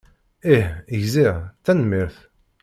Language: Kabyle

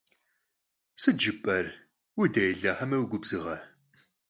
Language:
Kabardian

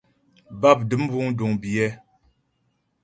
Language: Ghomala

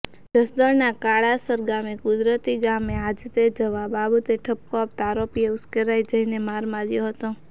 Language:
Gujarati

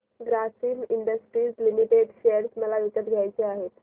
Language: Marathi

